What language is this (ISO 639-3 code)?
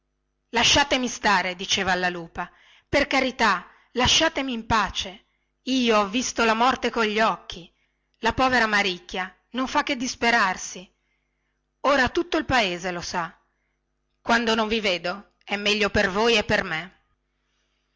ita